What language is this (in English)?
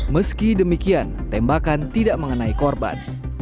Indonesian